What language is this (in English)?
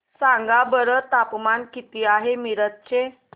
Marathi